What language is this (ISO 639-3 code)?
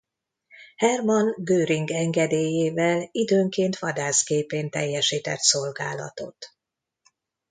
hun